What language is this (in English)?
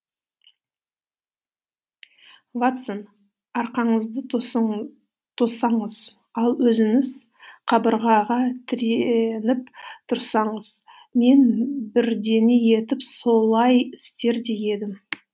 Kazakh